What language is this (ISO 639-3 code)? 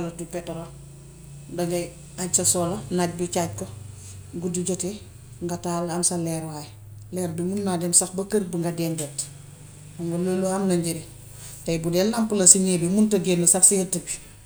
wof